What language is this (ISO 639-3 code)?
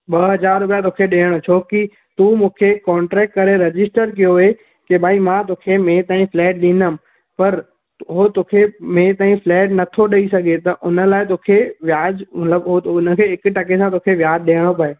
snd